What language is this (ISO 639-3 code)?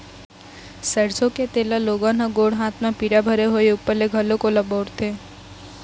hne